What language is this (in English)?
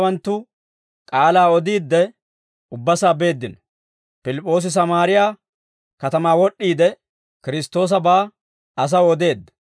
Dawro